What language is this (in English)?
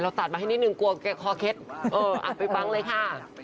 Thai